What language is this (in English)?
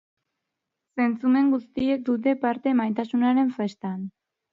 Basque